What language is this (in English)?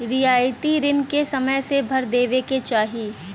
Bhojpuri